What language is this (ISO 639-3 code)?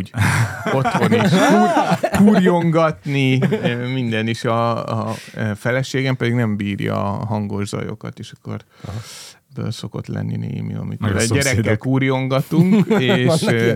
hun